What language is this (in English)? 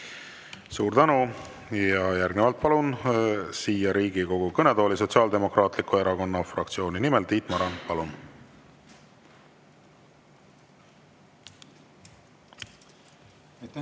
Estonian